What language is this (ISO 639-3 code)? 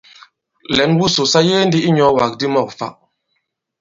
abb